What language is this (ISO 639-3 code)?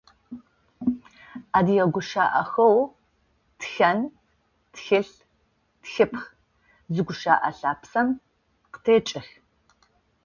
ady